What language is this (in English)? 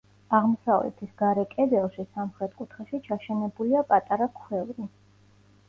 Georgian